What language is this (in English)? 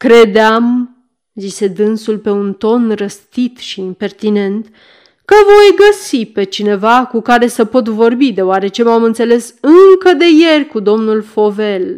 Romanian